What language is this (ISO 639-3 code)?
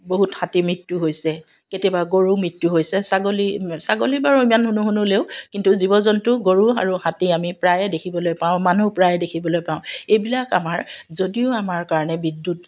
asm